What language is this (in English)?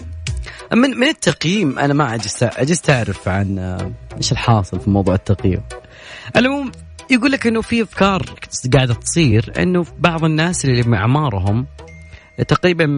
Arabic